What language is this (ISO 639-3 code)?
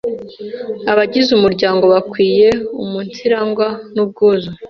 kin